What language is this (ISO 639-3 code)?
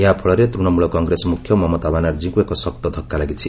ori